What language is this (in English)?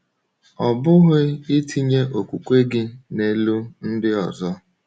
Igbo